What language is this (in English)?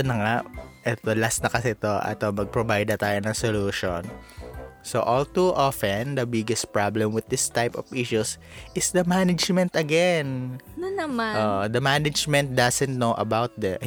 Filipino